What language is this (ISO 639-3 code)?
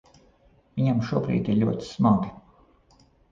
lav